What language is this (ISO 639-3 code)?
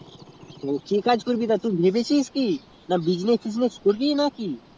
ben